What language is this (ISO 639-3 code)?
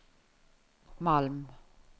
nor